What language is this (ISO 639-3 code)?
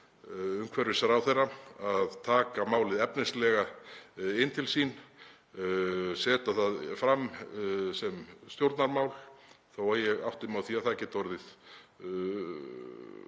isl